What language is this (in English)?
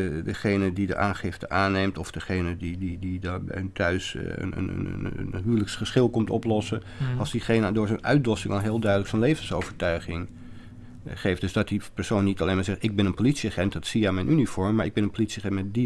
Dutch